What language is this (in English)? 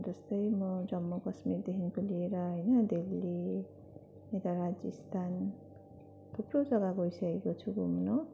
Nepali